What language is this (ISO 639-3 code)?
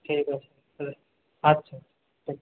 ben